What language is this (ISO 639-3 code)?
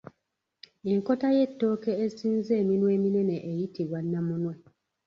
lug